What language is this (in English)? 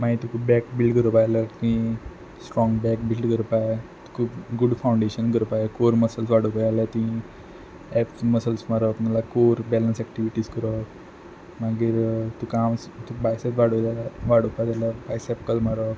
Konkani